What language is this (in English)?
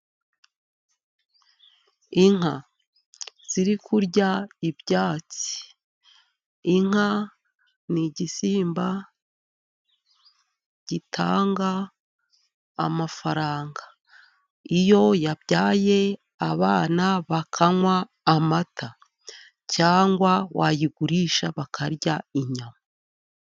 Kinyarwanda